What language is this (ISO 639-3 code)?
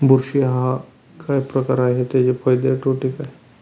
mar